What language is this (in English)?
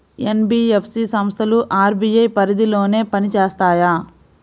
Telugu